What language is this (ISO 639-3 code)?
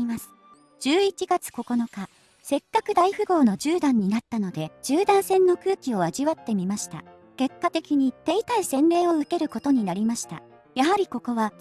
jpn